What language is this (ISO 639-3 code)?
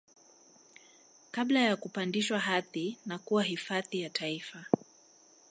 swa